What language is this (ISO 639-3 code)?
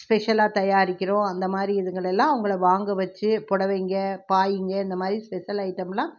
tam